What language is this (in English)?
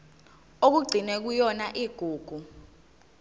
Zulu